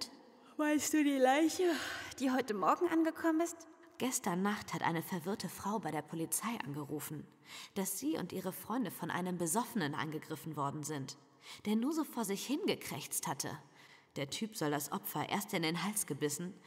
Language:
German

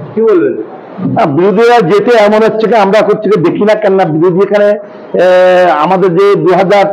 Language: Arabic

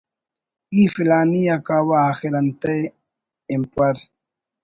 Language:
Brahui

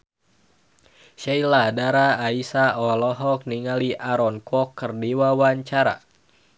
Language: Sundanese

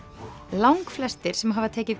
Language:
Icelandic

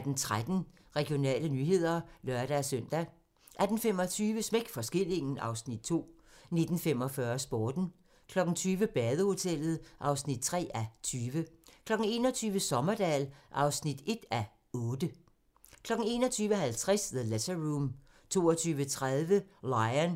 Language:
Danish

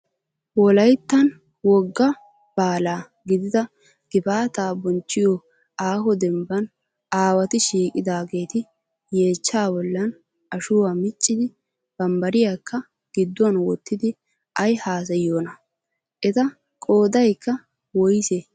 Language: Wolaytta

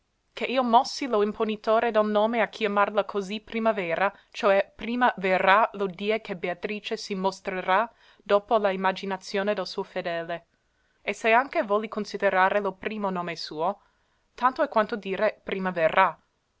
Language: Italian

